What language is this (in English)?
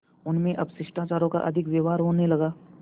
Hindi